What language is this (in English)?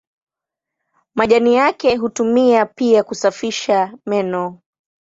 Swahili